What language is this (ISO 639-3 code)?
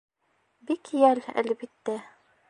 bak